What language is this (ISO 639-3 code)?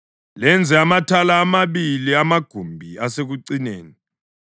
nde